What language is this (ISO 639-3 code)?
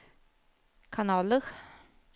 nor